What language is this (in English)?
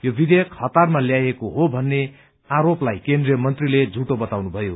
Nepali